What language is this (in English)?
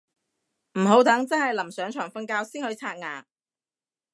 Cantonese